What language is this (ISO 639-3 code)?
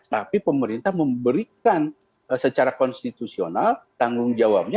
ind